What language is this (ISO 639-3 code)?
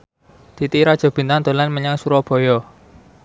jav